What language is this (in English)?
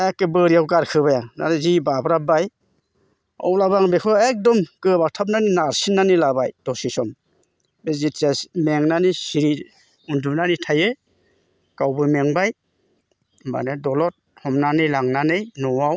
Bodo